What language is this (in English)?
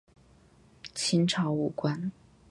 Chinese